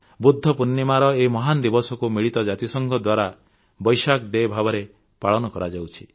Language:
Odia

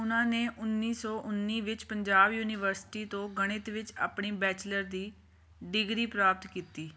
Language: Punjabi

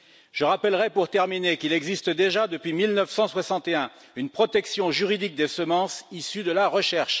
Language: French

